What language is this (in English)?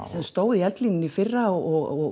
Icelandic